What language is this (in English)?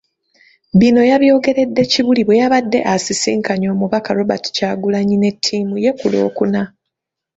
Ganda